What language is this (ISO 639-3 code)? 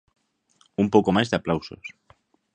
glg